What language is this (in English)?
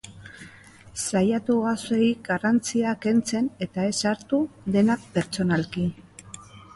Basque